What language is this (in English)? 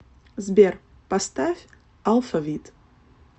Russian